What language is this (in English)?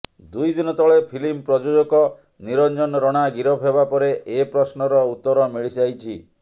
Odia